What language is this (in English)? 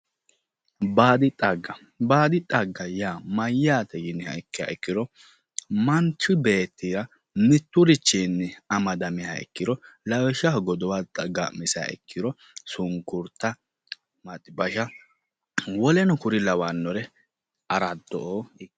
Sidamo